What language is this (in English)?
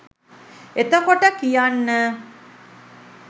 Sinhala